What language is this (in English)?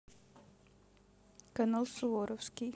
Russian